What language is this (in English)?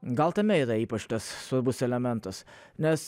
Lithuanian